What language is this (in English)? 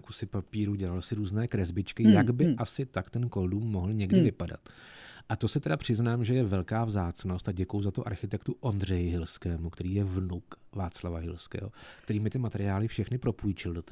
Czech